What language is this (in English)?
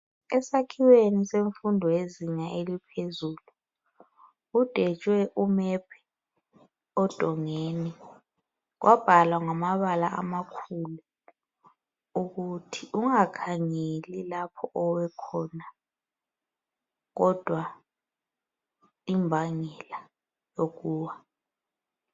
North Ndebele